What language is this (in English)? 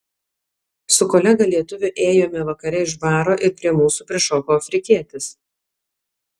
Lithuanian